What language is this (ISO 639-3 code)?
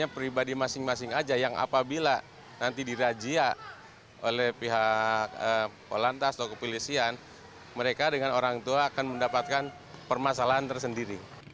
ind